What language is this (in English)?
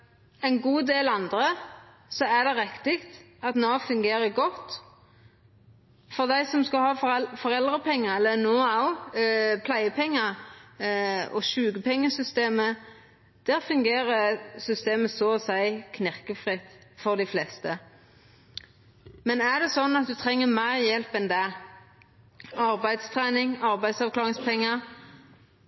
Norwegian Nynorsk